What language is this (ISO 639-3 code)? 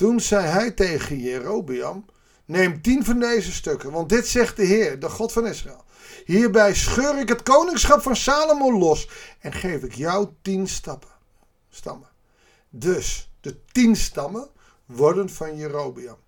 nld